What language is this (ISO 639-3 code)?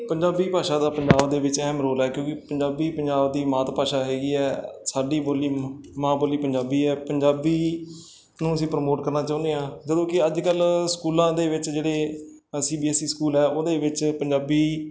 pan